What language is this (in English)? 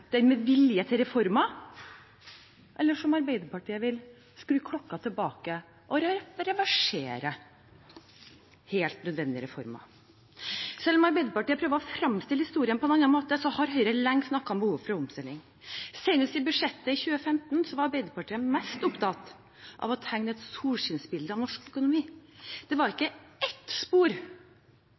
Norwegian Bokmål